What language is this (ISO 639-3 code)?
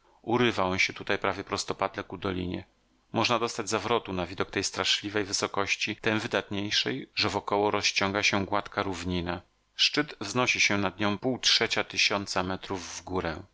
pol